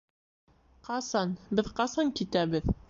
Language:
Bashkir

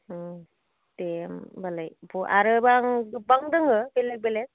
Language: Bodo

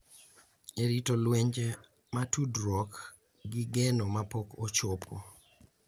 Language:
Luo (Kenya and Tanzania)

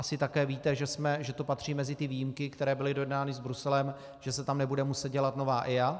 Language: Czech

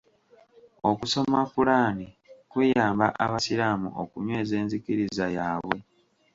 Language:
Ganda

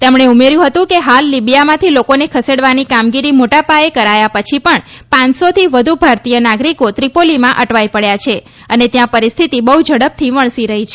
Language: Gujarati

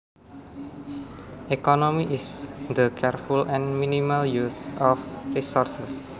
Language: Javanese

